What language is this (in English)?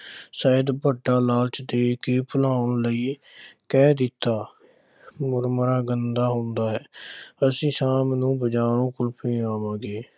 Punjabi